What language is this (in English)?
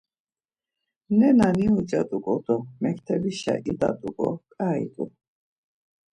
Laz